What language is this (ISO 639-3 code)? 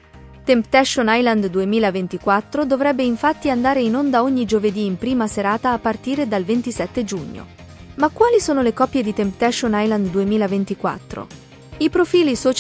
ita